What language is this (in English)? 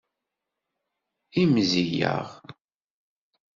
Kabyle